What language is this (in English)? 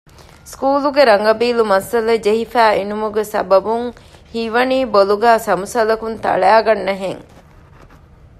Divehi